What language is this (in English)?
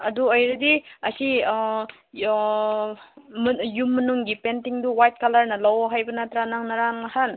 Manipuri